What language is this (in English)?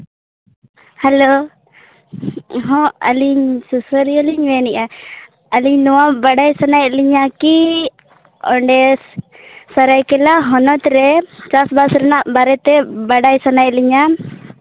Santali